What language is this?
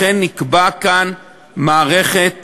Hebrew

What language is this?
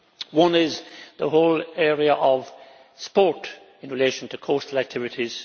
English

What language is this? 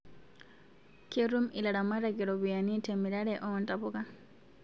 Masai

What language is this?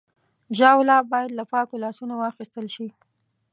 Pashto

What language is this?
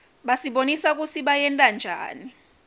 Swati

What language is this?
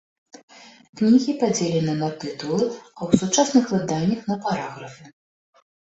Belarusian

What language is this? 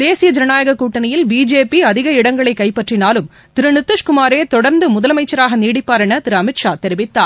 Tamil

